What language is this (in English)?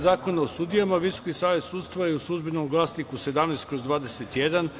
Serbian